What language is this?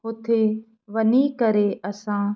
Sindhi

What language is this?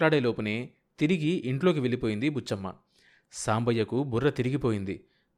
Telugu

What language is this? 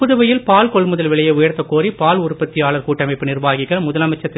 Tamil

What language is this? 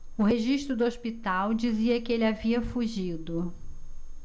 Portuguese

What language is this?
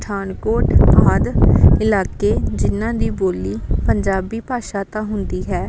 Punjabi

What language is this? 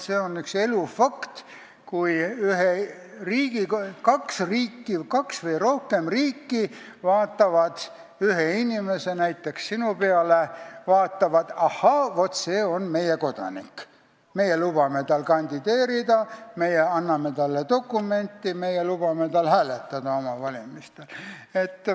Estonian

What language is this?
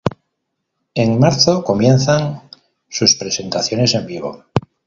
Spanish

